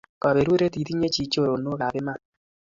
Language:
Kalenjin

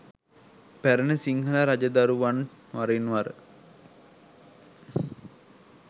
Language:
Sinhala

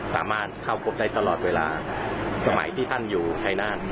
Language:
Thai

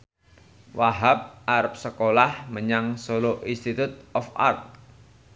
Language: Javanese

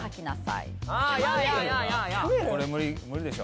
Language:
Japanese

